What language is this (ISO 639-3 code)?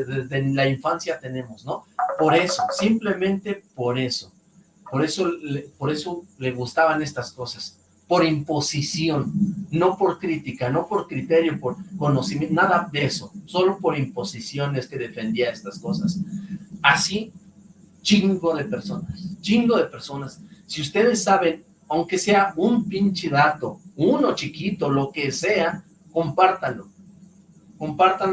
spa